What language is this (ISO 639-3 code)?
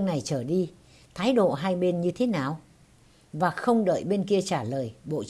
vie